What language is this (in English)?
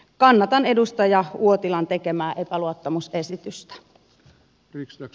Finnish